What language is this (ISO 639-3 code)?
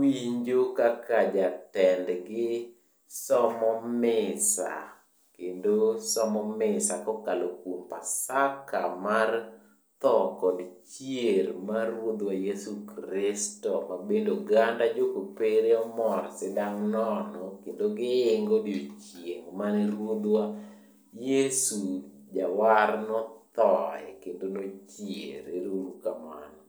luo